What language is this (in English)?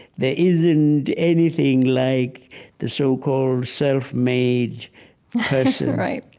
English